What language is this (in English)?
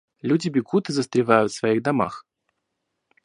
Russian